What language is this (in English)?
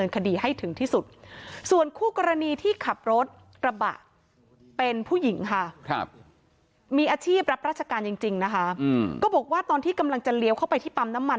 Thai